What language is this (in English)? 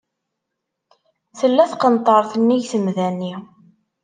Kabyle